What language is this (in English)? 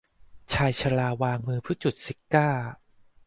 Thai